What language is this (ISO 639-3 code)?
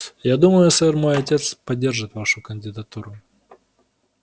rus